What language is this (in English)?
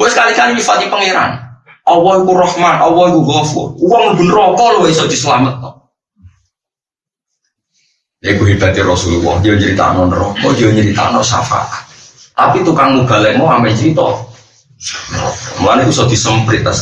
Indonesian